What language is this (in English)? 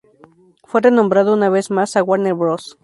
Spanish